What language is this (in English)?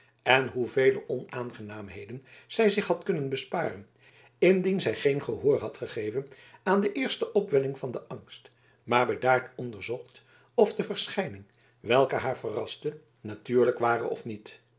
Dutch